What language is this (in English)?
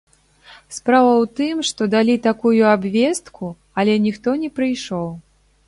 Belarusian